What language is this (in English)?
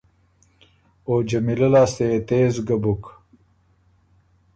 Ormuri